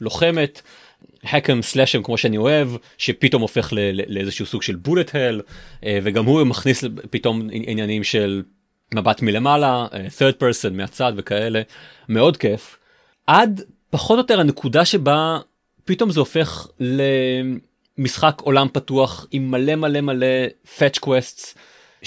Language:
Hebrew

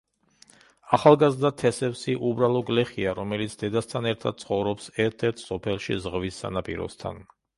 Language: Georgian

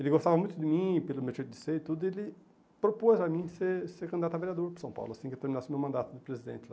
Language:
Portuguese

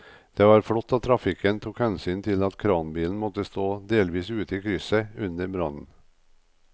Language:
Norwegian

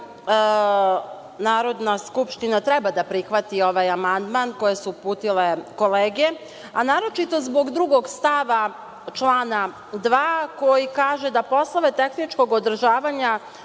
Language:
Serbian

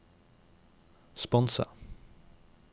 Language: Norwegian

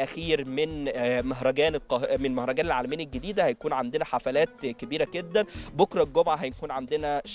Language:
Arabic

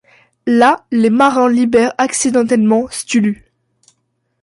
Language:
French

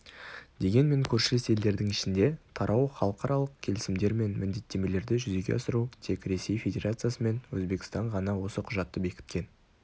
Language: Kazakh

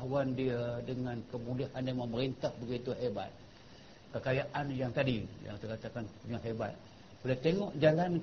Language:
Malay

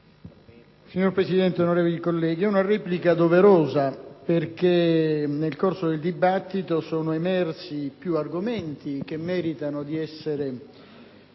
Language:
Italian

